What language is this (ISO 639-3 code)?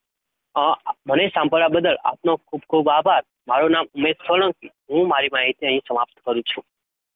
guj